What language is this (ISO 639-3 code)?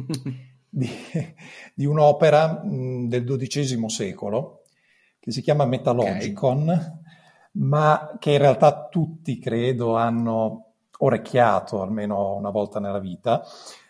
ita